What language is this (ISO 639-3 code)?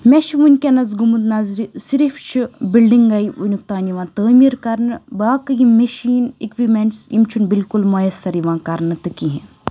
kas